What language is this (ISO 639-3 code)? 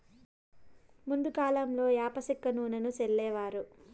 tel